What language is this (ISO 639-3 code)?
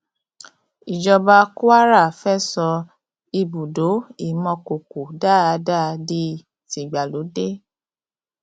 yor